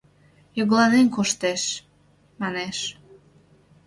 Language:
Mari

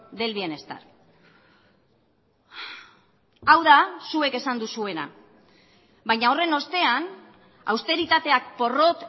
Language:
Basque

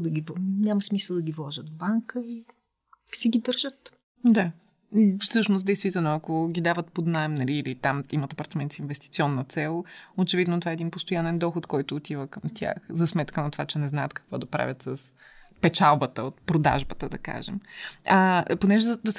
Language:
Bulgarian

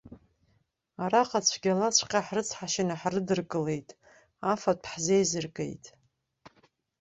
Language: Abkhazian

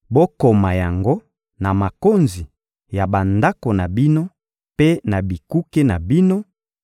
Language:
Lingala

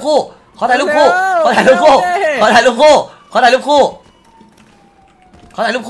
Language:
Thai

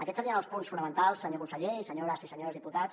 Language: Catalan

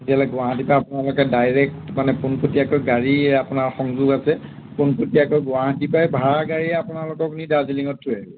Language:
Assamese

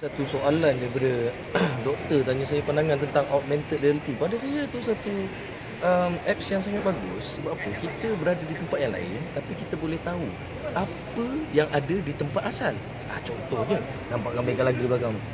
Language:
Malay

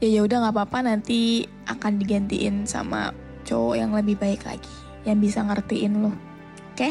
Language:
Indonesian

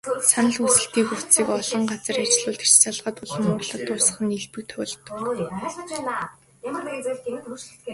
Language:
Mongolian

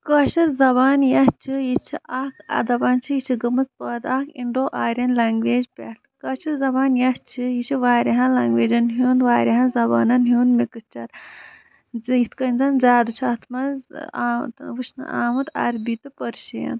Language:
Kashmiri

